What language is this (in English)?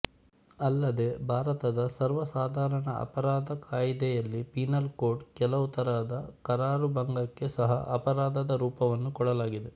Kannada